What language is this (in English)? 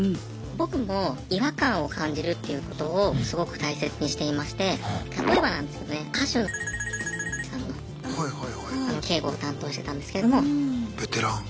Japanese